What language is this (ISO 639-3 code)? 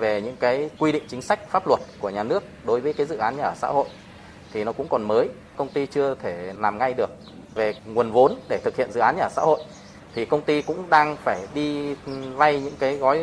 vie